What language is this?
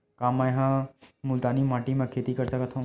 Chhattisgarhi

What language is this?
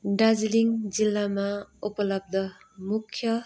Nepali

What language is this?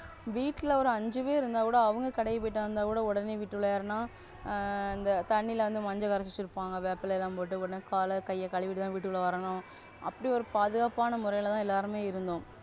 Tamil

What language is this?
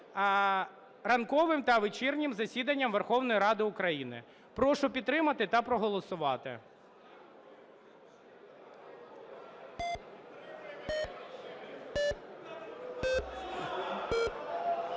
Ukrainian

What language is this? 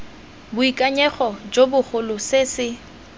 Tswana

